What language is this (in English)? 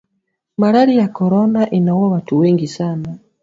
Swahili